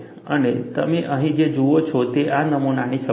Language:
Gujarati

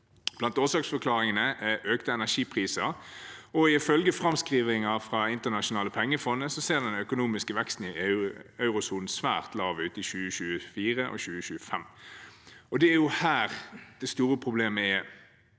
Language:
Norwegian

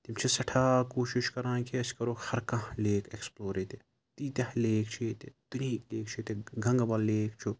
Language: Kashmiri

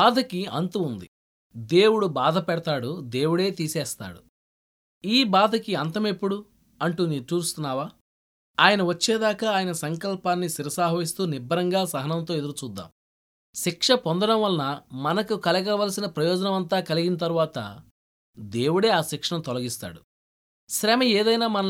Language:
Telugu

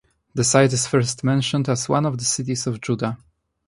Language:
English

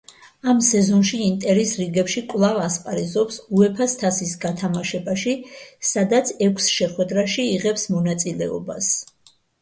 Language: Georgian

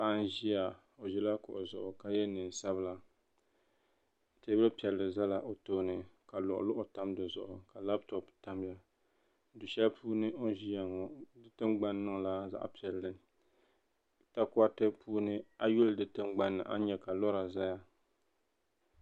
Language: Dagbani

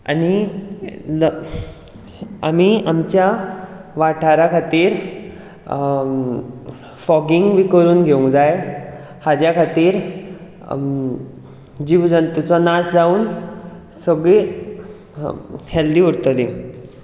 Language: Konkani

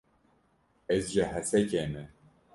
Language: Kurdish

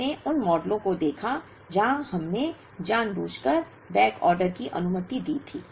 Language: Hindi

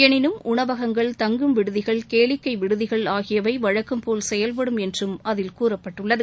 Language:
Tamil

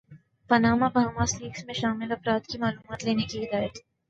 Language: Urdu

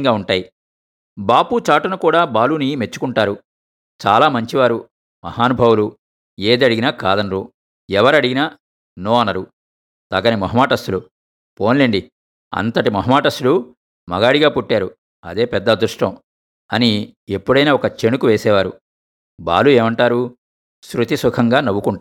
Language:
Telugu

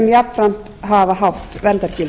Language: Icelandic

